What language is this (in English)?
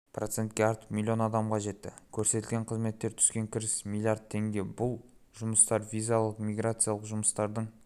Kazakh